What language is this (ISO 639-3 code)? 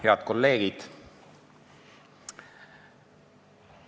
est